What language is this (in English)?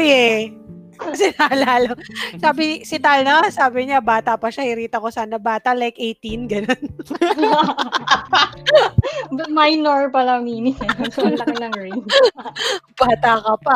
Filipino